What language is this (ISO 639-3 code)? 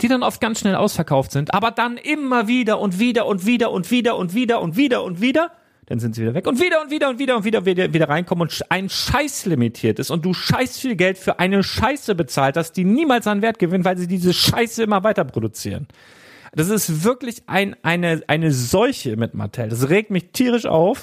deu